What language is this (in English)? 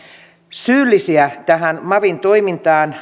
Finnish